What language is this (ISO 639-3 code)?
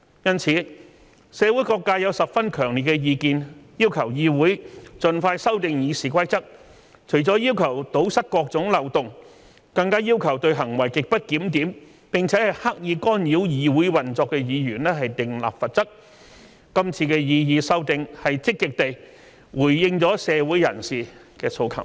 yue